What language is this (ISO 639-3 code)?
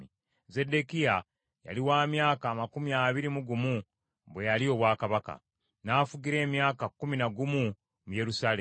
lug